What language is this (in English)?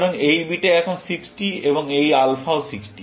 Bangla